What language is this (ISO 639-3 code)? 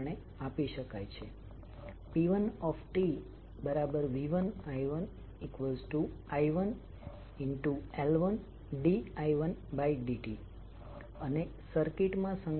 guj